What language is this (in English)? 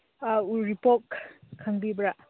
Manipuri